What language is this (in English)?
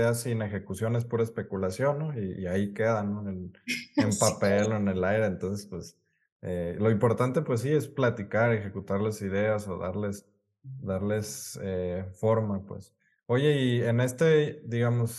Spanish